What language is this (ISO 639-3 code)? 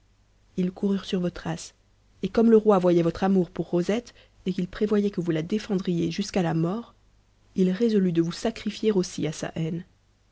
fra